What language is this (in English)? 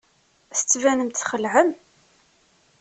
Kabyle